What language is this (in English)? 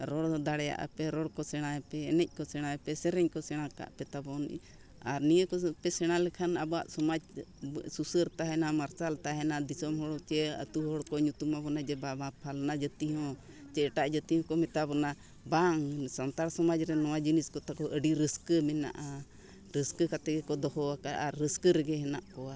Santali